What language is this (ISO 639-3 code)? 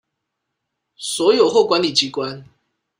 zho